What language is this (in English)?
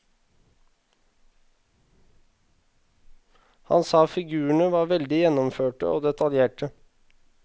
Norwegian